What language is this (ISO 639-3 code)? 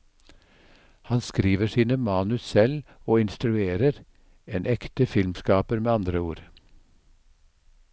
nor